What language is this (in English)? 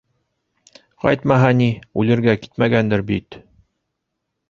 Bashkir